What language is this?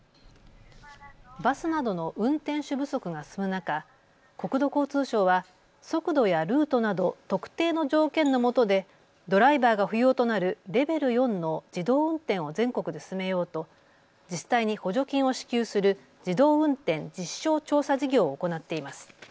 Japanese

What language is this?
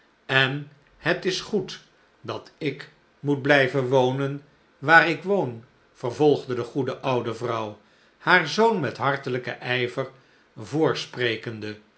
Dutch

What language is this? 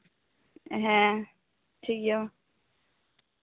Santali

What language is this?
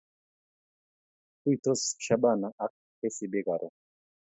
Kalenjin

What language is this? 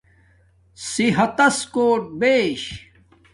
Domaaki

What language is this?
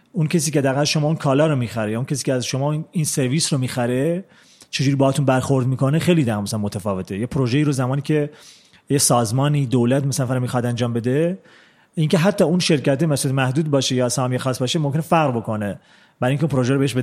Persian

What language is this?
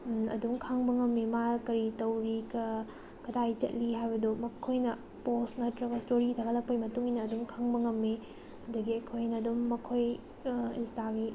Manipuri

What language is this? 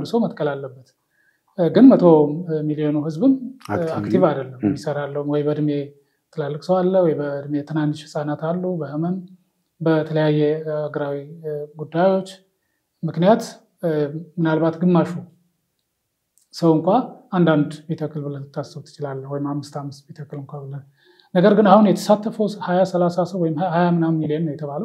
Arabic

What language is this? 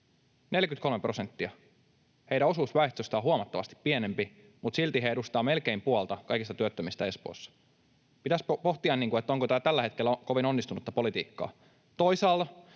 Finnish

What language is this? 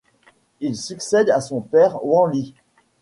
French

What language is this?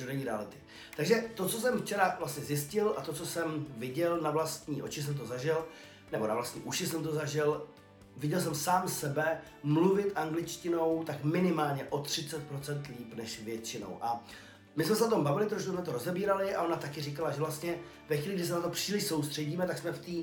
Czech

